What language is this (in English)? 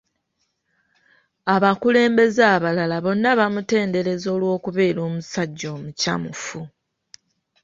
Ganda